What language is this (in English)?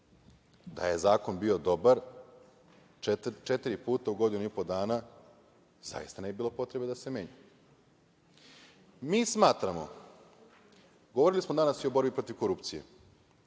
Serbian